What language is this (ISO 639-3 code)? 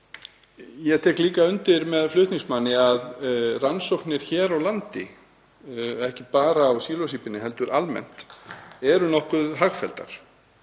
isl